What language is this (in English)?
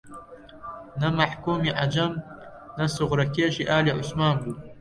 Central Kurdish